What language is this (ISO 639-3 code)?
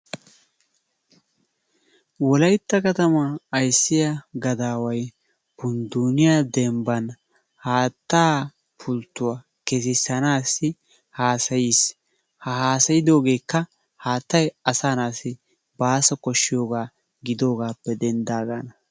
wal